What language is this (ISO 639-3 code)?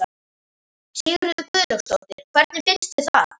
isl